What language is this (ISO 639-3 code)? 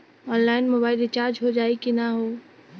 bho